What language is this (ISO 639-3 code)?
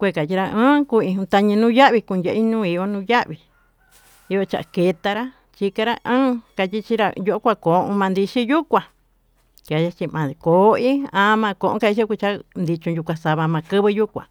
mtu